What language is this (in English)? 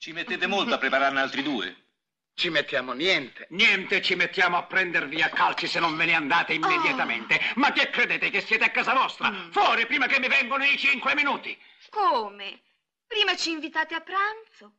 Italian